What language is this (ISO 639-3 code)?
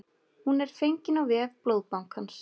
isl